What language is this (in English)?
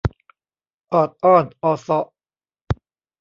Thai